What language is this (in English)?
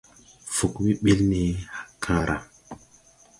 Tupuri